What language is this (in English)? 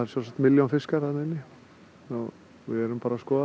Icelandic